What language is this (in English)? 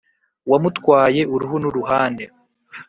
Kinyarwanda